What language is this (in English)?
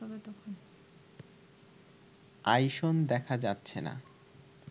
Bangla